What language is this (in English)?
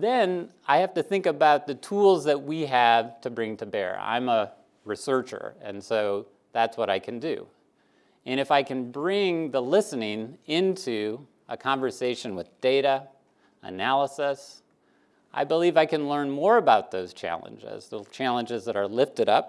English